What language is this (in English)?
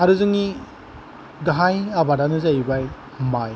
Bodo